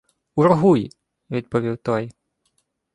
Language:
Ukrainian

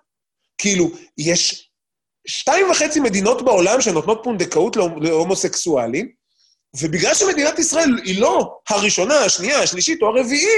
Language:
Hebrew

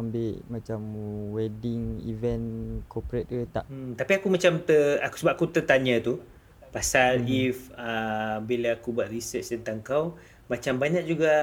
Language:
Malay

